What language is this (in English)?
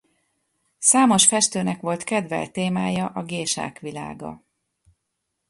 Hungarian